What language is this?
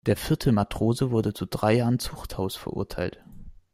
German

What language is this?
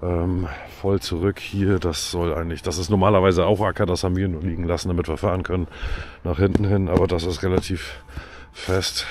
German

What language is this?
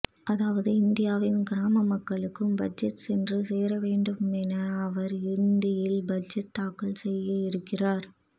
Tamil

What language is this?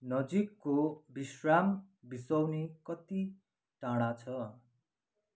Nepali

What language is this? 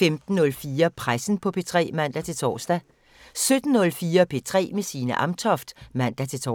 Danish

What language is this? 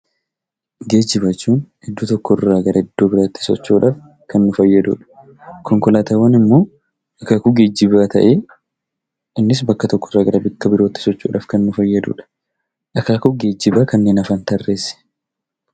Oromo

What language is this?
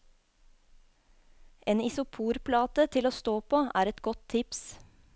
Norwegian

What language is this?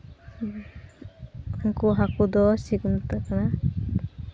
Santali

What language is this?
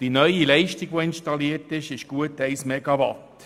Swiss German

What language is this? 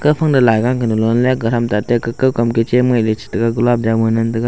Wancho Naga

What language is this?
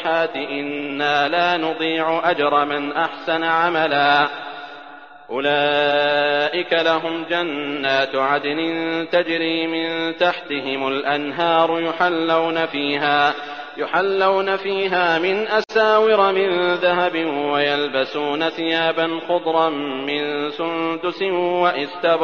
Arabic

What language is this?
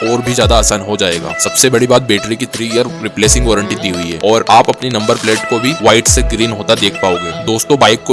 Hindi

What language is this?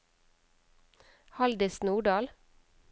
Norwegian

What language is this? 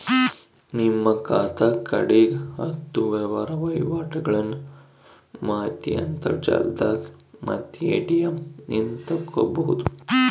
Kannada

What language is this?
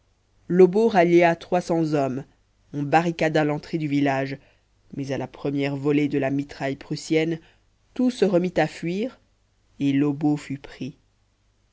French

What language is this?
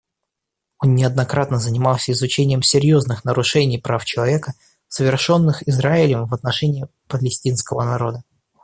Russian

